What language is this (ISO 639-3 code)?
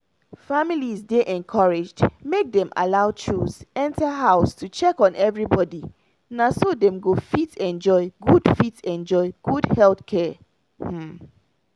pcm